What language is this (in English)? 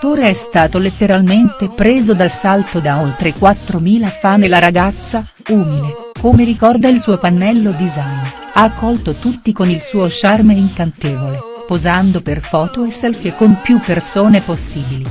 Italian